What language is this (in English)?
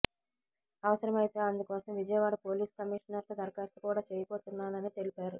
Telugu